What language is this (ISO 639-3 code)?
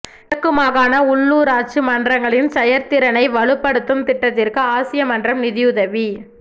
tam